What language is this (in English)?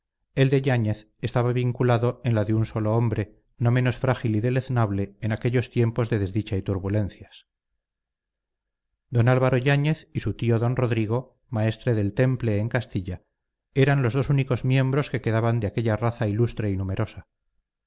Spanish